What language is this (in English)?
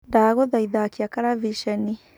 Kikuyu